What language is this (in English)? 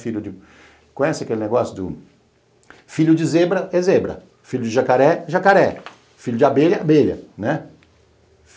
Portuguese